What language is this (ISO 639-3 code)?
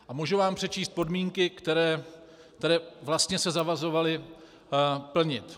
ces